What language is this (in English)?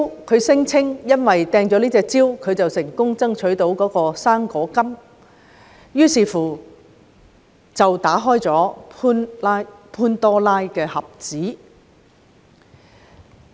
Cantonese